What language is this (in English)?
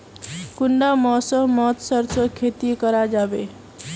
Magahi